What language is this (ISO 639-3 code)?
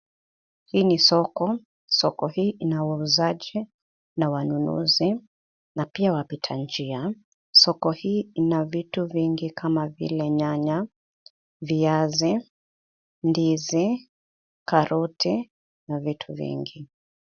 swa